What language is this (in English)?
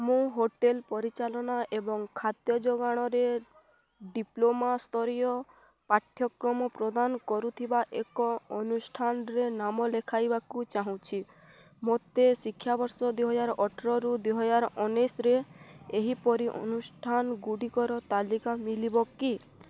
Odia